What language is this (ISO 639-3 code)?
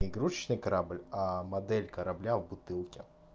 rus